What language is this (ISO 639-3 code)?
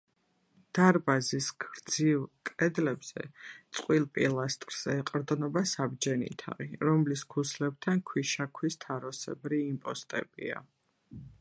kat